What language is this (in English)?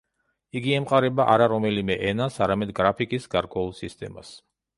Georgian